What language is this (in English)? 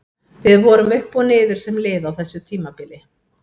Icelandic